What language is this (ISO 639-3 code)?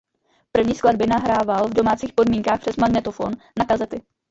ces